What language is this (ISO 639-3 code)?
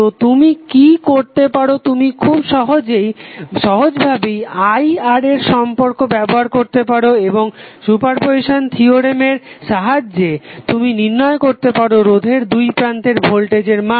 ben